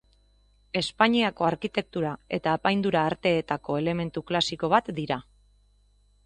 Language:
Basque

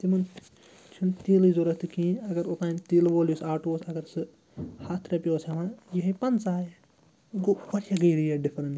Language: Kashmiri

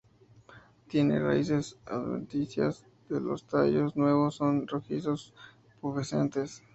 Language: Spanish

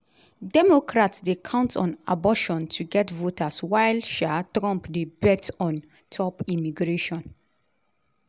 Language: Nigerian Pidgin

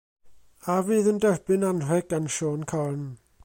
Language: Welsh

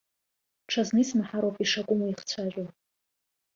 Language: Abkhazian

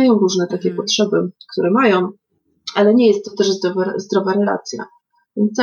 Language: Polish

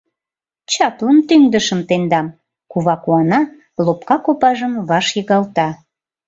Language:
Mari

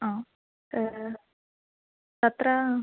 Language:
Sanskrit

